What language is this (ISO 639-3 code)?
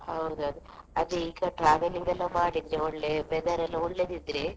kan